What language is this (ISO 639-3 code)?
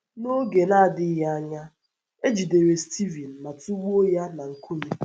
ibo